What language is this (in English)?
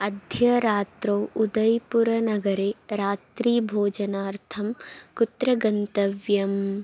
Sanskrit